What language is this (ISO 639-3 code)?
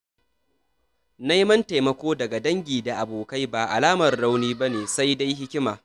hau